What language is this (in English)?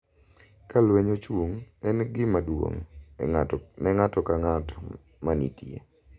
Luo (Kenya and Tanzania)